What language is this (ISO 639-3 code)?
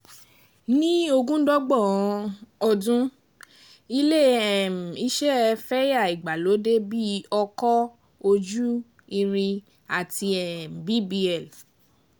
yor